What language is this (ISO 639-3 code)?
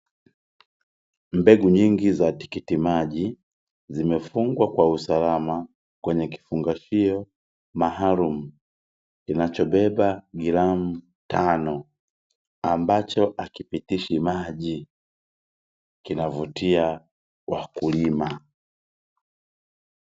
swa